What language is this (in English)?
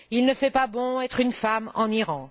French